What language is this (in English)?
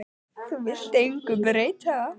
Icelandic